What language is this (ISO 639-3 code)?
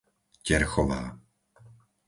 slk